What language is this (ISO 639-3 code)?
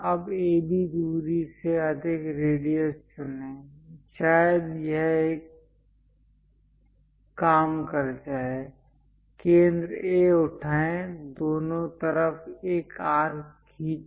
hin